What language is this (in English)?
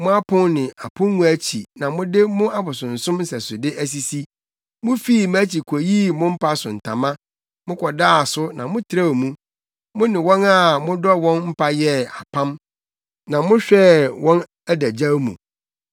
Akan